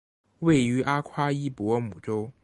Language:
Chinese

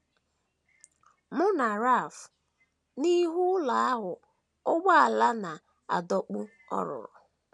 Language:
Igbo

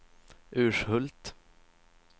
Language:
Swedish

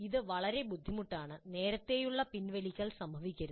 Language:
Malayalam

